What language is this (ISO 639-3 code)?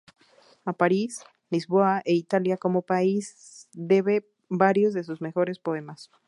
spa